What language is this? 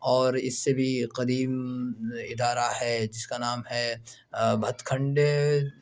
Urdu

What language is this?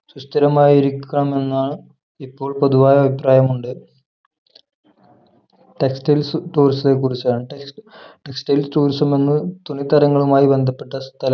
Malayalam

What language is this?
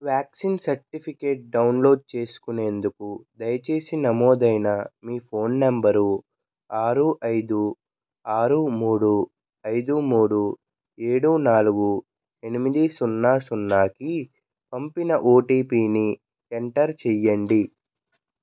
Telugu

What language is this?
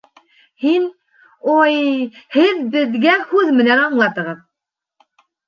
Bashkir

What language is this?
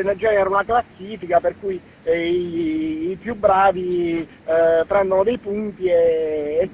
Italian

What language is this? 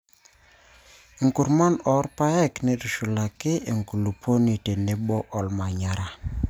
Masai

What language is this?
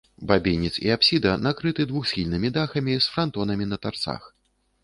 Belarusian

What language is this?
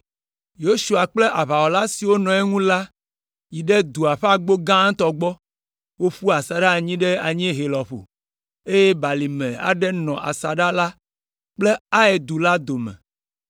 Ewe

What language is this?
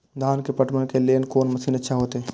Maithili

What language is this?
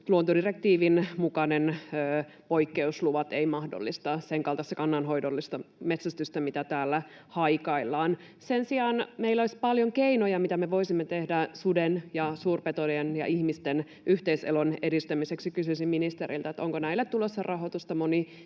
Finnish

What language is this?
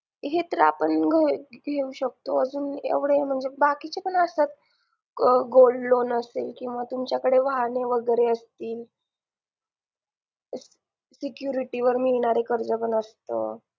Marathi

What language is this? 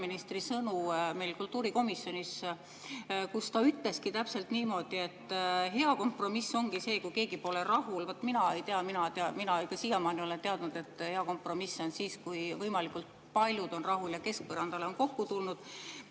Estonian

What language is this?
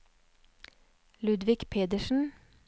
Norwegian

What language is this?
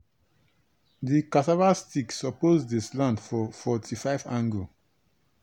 Nigerian Pidgin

